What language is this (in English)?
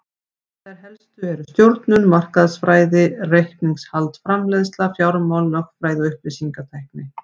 Icelandic